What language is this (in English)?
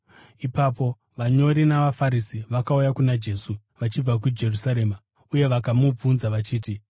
Shona